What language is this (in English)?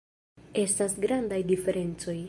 Esperanto